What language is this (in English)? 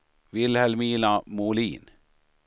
Swedish